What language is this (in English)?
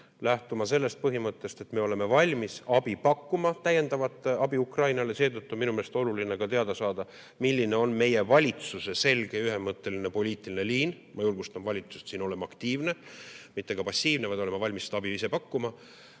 Estonian